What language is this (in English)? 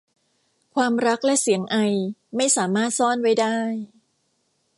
Thai